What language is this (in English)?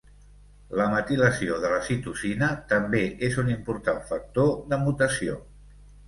Catalan